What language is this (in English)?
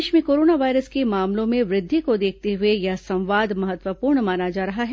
Hindi